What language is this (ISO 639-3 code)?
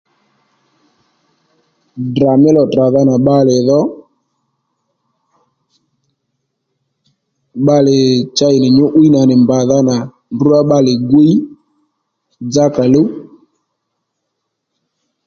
led